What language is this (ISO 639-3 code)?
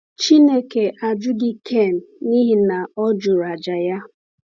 ibo